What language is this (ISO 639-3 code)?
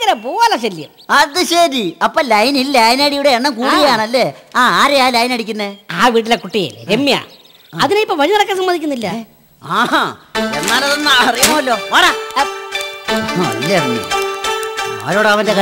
mal